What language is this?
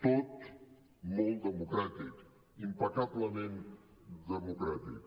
Catalan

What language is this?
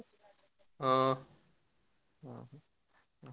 Odia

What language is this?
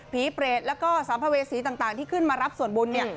Thai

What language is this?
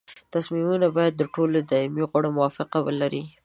Pashto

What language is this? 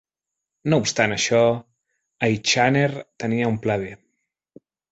Catalan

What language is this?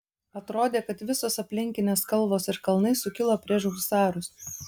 Lithuanian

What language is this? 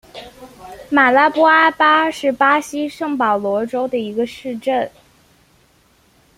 Chinese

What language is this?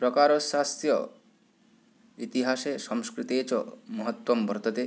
Sanskrit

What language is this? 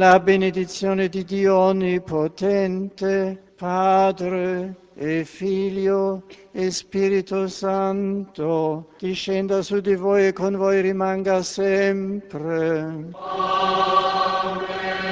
Czech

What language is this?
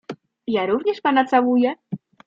Polish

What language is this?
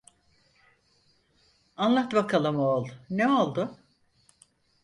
Turkish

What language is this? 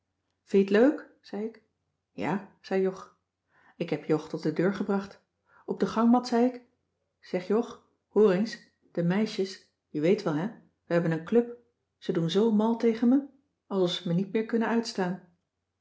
Dutch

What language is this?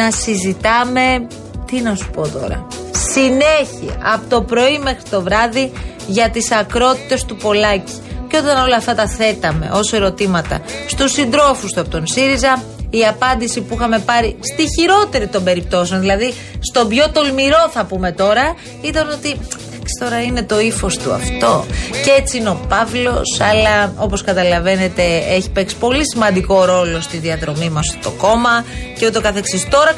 Greek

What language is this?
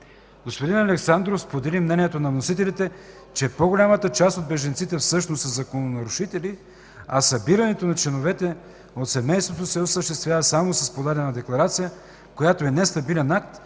Bulgarian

